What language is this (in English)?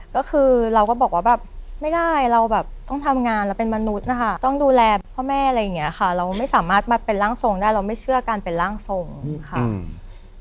Thai